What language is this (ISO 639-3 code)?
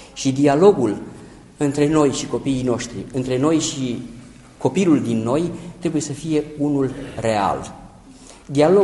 ron